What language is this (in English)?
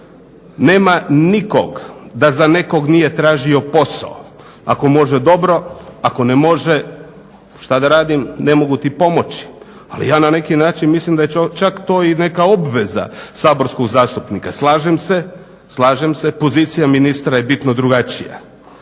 Croatian